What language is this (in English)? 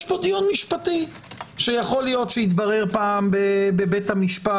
Hebrew